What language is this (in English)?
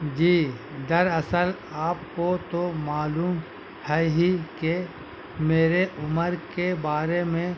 Urdu